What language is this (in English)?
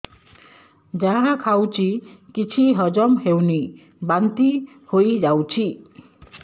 Odia